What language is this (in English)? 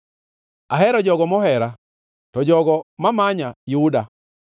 Luo (Kenya and Tanzania)